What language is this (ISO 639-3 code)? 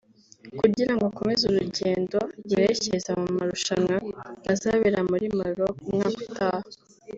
kin